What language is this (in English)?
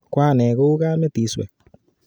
Kalenjin